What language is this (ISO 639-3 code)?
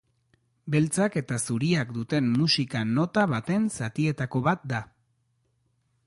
eus